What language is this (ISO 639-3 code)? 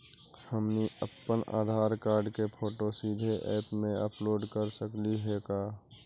mag